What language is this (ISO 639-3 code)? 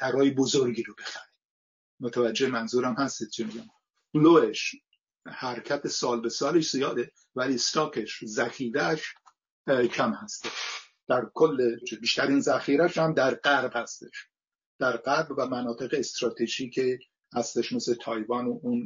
fas